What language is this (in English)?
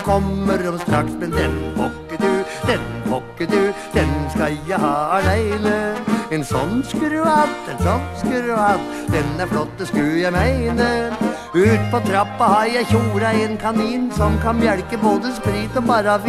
Norwegian